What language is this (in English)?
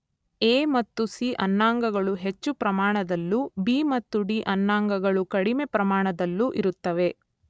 Kannada